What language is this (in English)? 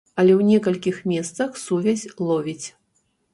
Belarusian